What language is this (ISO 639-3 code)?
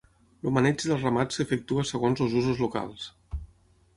cat